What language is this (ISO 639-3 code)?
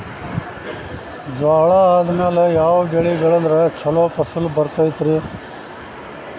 kan